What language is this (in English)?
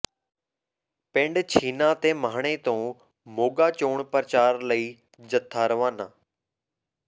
Punjabi